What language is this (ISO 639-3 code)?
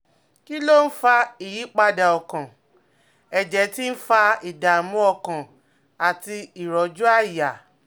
yor